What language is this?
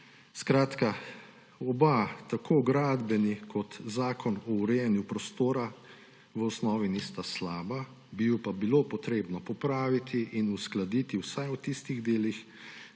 Slovenian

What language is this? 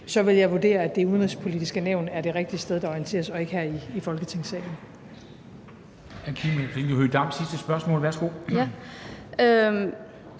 Danish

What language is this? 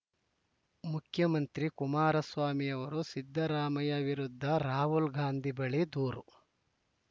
Kannada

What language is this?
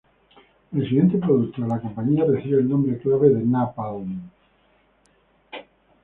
Spanish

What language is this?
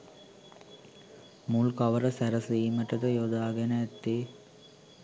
Sinhala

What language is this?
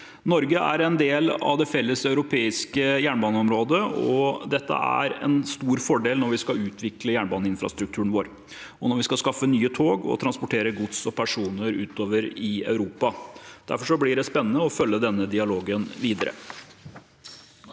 Norwegian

